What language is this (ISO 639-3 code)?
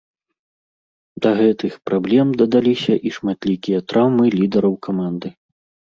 bel